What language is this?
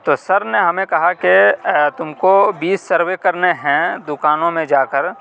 Urdu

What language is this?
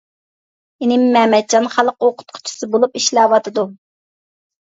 Uyghur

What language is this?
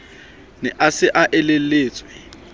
Southern Sotho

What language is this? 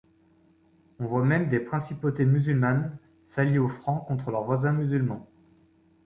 French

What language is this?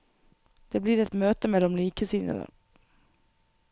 Norwegian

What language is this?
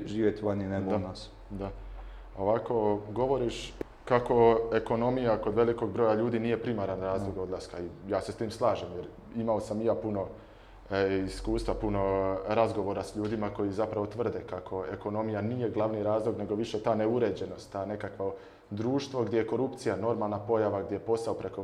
Croatian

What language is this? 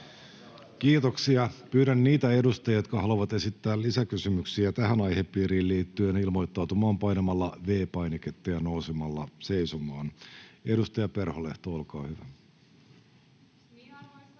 Finnish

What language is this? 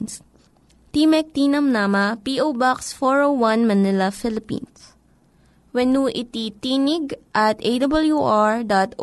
Filipino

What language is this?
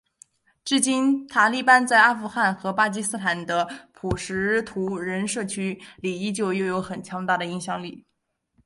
Chinese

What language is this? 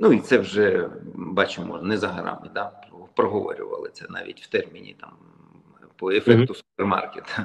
Ukrainian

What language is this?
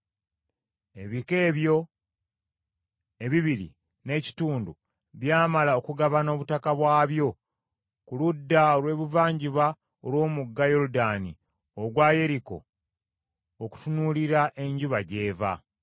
Ganda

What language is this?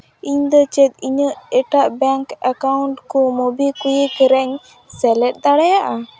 Santali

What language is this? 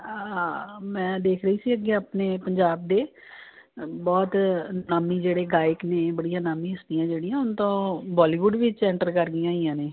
Punjabi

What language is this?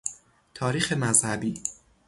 Persian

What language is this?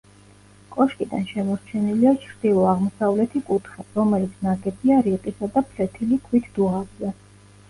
Georgian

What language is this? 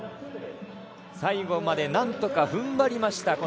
Japanese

